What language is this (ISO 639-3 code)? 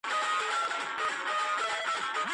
kat